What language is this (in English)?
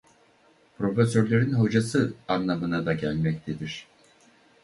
Turkish